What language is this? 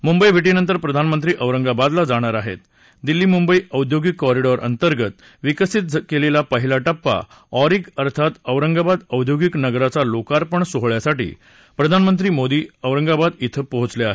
Marathi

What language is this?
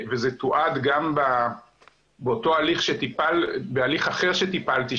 Hebrew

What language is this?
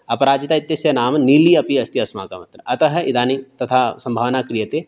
Sanskrit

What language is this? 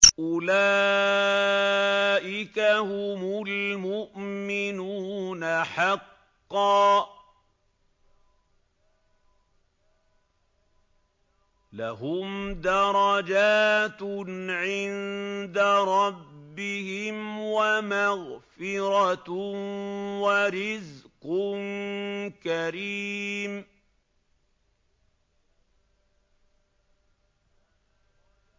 Arabic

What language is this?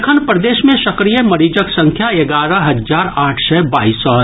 Maithili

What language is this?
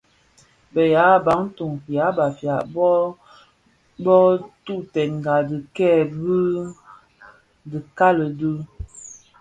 Bafia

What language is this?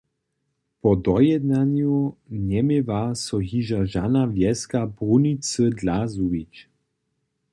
Upper Sorbian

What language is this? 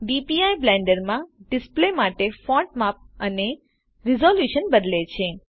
Gujarati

